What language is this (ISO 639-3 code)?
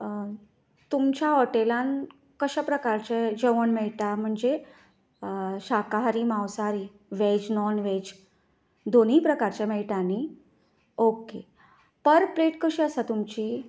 kok